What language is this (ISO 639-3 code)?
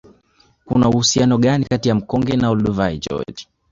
swa